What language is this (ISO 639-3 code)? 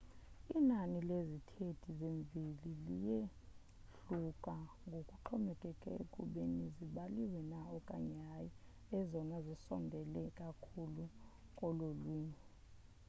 xho